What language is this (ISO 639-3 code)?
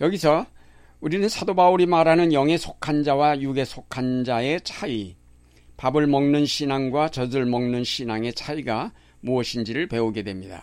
kor